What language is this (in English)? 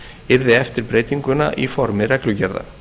Icelandic